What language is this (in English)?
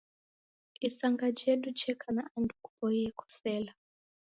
Taita